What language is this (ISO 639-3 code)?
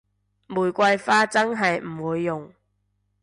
yue